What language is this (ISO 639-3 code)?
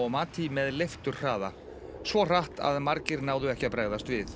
isl